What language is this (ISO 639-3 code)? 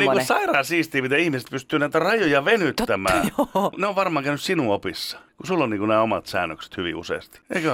fin